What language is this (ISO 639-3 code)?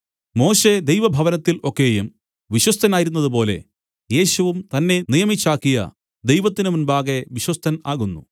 mal